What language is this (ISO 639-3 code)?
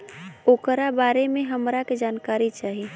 bho